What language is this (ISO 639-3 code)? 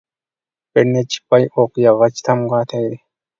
uig